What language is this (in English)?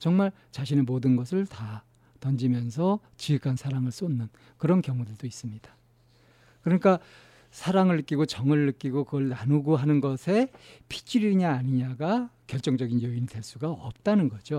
Korean